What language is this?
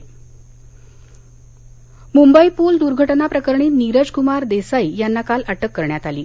Marathi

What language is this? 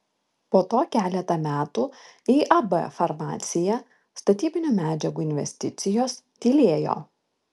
Lithuanian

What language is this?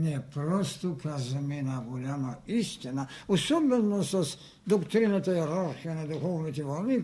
Bulgarian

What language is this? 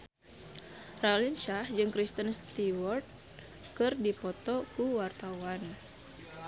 Sundanese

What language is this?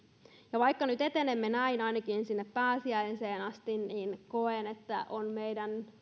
Finnish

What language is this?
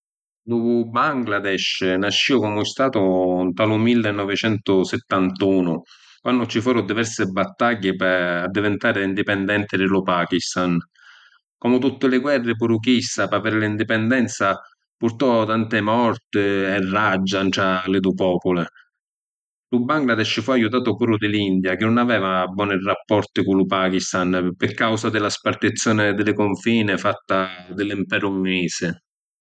Sicilian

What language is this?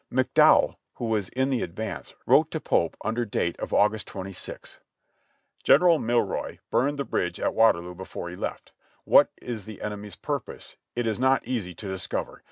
English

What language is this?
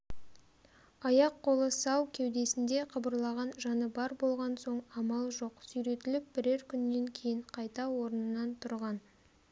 Kazakh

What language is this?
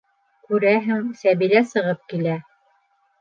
Bashkir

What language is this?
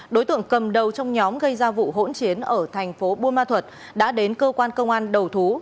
Vietnamese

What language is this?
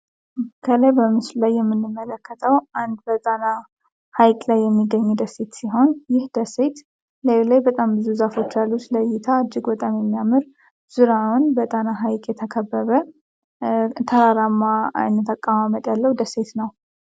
Amharic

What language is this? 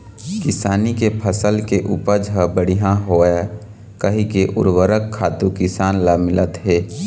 Chhattisgarhi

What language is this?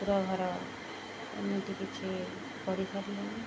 Odia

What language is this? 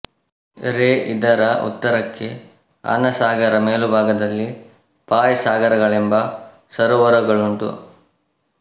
Kannada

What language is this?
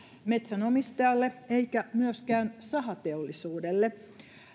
Finnish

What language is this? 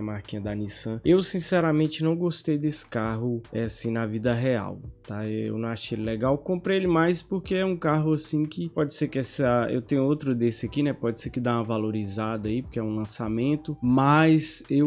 Portuguese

